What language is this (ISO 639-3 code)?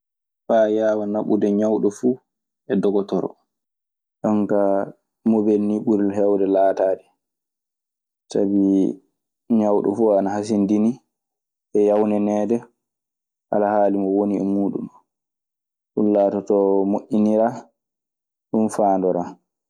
ffm